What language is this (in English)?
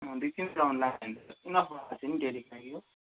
Nepali